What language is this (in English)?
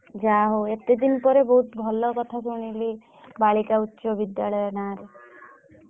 Odia